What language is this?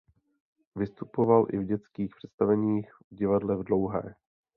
Czech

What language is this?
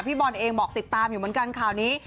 Thai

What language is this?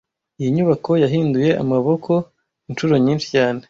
Kinyarwanda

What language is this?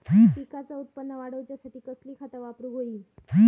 Marathi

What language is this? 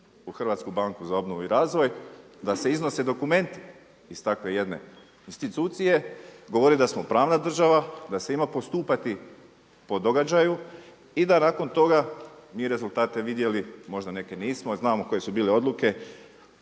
Croatian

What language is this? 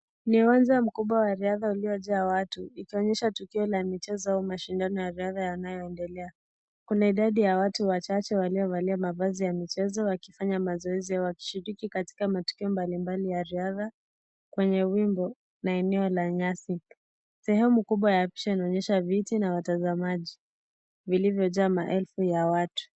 Swahili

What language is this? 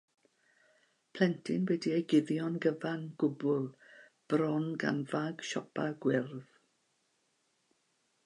Welsh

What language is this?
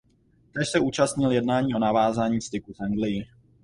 Czech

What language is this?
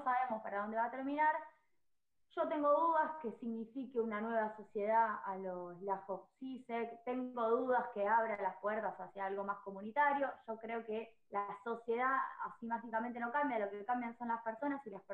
Spanish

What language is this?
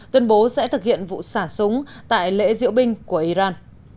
Vietnamese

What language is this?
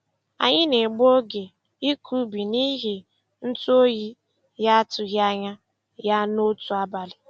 Igbo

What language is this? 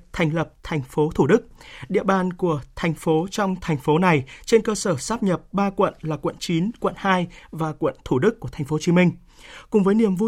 Vietnamese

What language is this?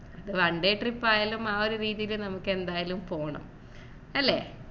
Malayalam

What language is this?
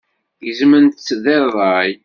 Kabyle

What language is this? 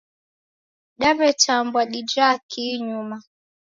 Taita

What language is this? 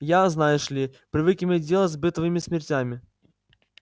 Russian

